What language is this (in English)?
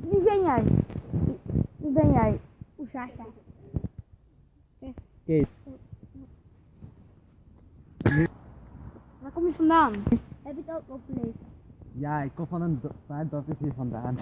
Dutch